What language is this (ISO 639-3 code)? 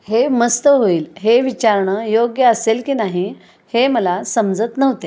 mar